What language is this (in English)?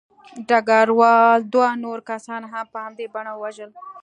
Pashto